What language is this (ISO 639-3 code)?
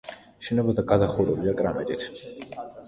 kat